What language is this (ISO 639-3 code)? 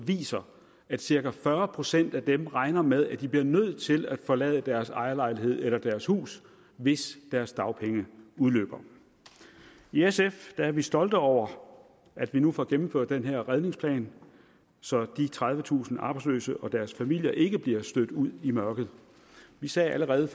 dan